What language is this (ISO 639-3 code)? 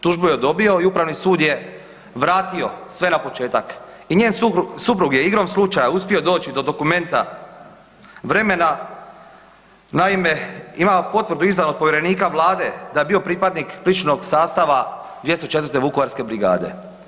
hrv